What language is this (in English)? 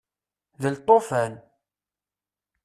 Kabyle